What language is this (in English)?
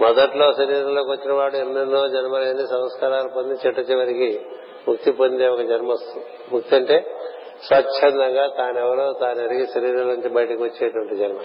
Telugu